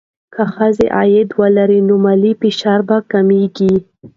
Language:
Pashto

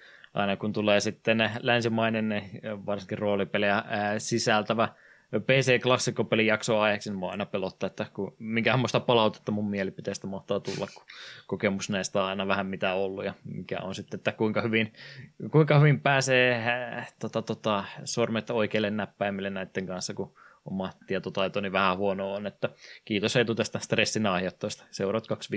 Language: Finnish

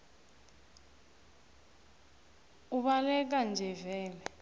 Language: South Ndebele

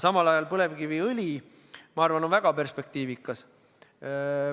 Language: Estonian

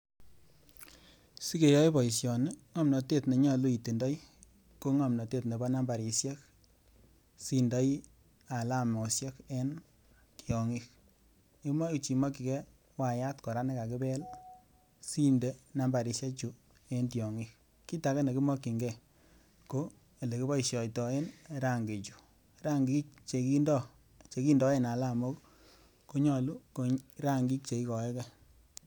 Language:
Kalenjin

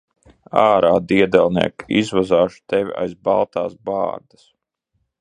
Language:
Latvian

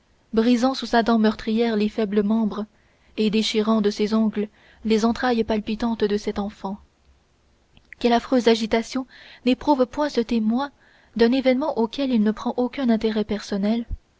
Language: French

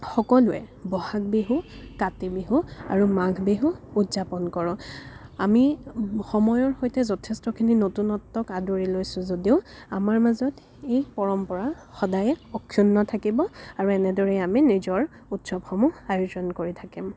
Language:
Assamese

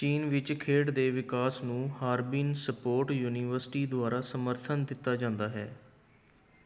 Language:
Punjabi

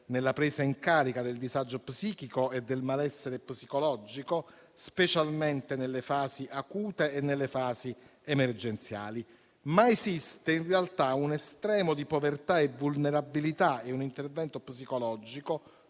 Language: Italian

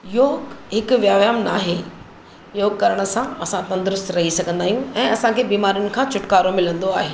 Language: Sindhi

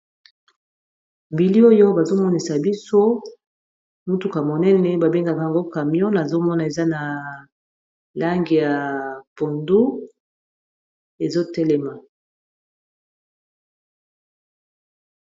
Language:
Lingala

